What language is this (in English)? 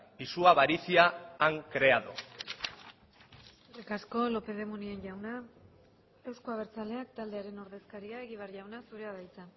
Basque